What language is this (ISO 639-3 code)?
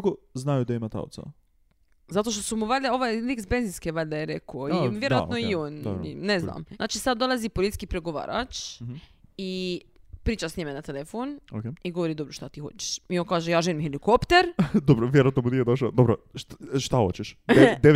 hrv